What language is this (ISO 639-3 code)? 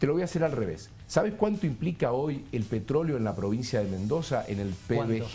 spa